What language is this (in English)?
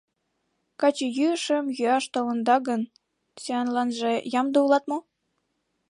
Mari